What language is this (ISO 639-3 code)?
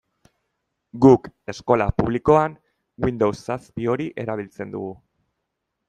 eus